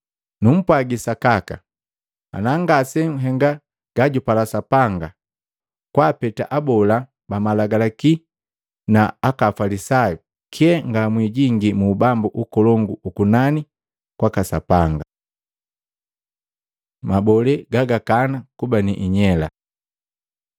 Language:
Matengo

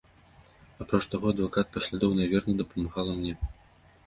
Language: Belarusian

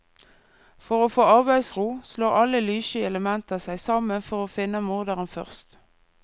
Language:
Norwegian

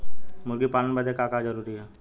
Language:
Bhojpuri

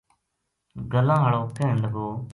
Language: Gujari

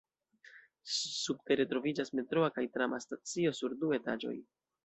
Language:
Esperanto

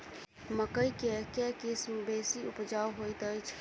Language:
Maithili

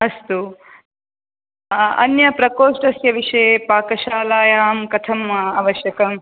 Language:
Sanskrit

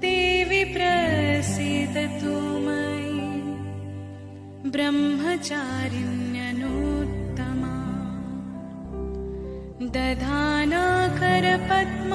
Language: Hindi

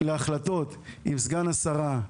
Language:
Hebrew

